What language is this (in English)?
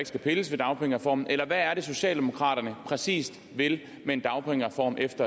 Danish